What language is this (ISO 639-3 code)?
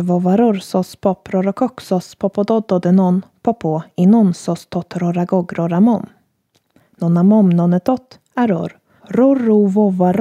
swe